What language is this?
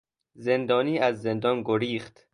Persian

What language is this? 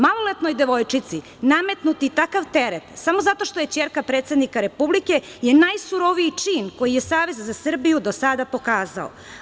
Serbian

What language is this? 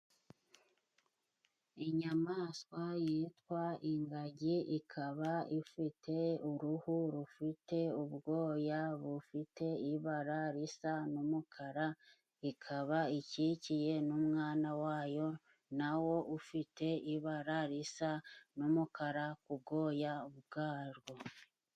Kinyarwanda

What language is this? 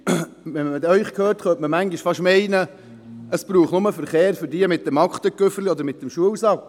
Swiss German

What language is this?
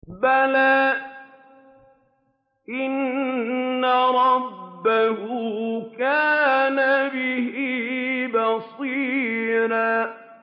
Arabic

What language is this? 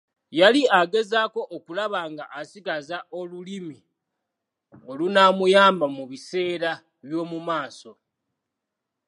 Ganda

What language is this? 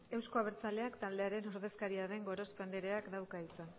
Basque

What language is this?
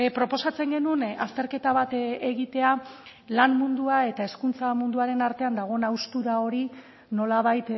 Basque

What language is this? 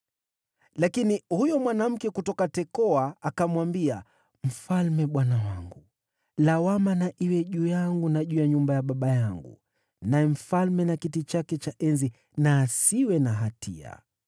Swahili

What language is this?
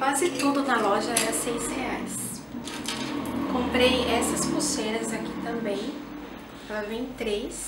Portuguese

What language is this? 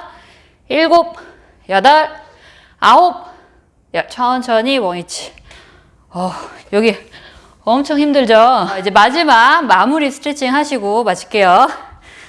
Korean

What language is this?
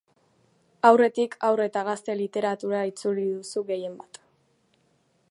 Basque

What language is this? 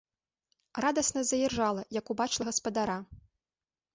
Belarusian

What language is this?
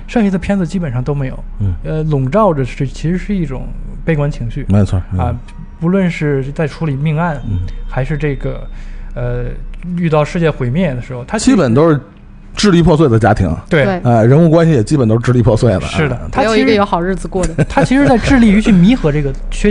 Chinese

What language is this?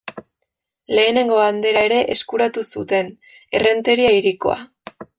Basque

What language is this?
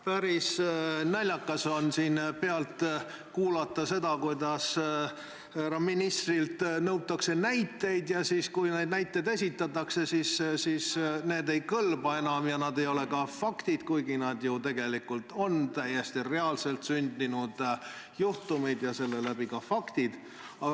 Estonian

